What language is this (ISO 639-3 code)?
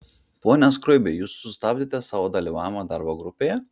lit